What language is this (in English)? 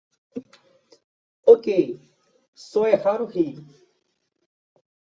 Portuguese